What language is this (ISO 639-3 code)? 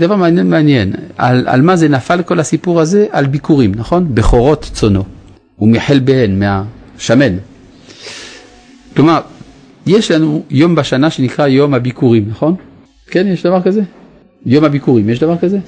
heb